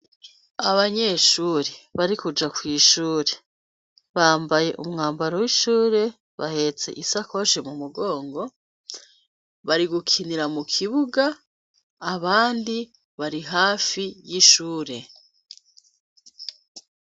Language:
Rundi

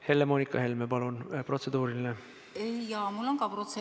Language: Estonian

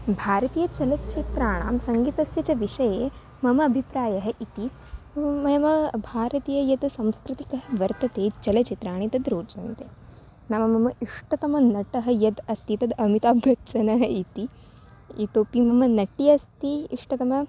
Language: Sanskrit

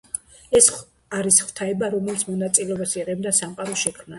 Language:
Georgian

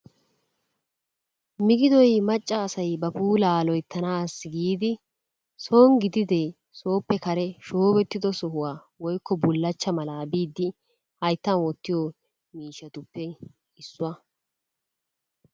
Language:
Wolaytta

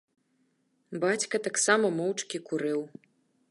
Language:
Belarusian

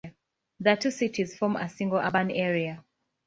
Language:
English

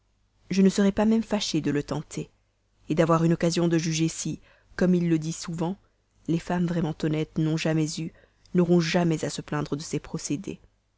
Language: French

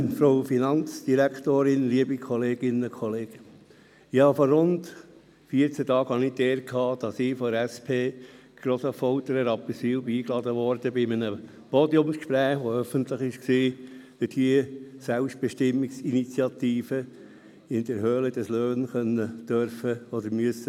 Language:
Swiss German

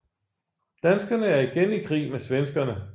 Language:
Danish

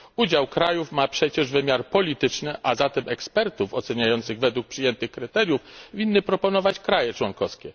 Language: Polish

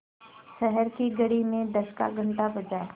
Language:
Hindi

